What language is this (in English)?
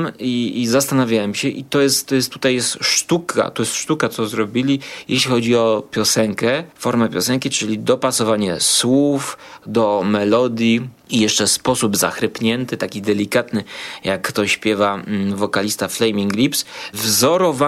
Polish